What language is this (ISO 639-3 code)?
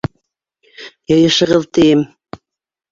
bak